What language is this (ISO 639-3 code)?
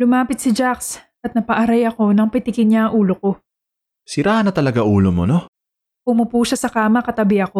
fil